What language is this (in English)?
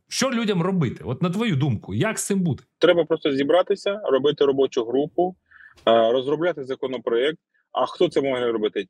Ukrainian